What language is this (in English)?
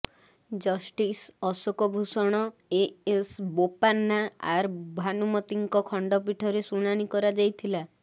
Odia